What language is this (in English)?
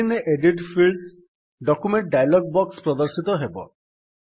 Odia